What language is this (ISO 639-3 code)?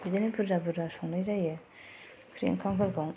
brx